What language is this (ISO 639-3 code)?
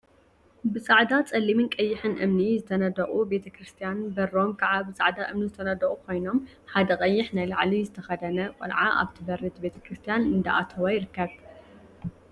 tir